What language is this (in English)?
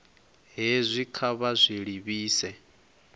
Venda